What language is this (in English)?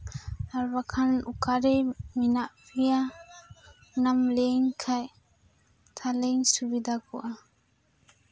Santali